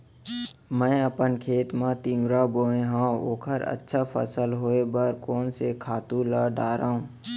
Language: Chhattisgarhi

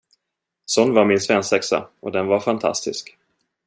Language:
Swedish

